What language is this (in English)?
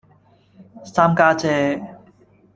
Cantonese